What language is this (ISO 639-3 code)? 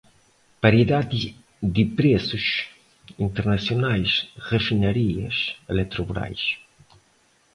por